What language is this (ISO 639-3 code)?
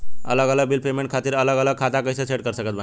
bho